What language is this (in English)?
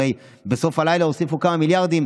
Hebrew